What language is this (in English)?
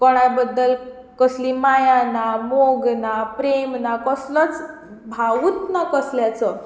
Konkani